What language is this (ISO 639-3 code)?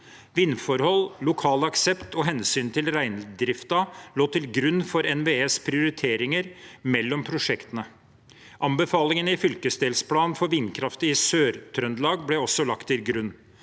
nor